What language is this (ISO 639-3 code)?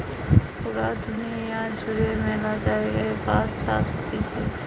ben